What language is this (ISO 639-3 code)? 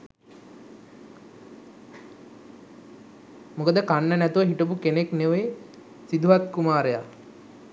sin